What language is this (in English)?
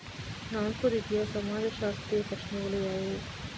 Kannada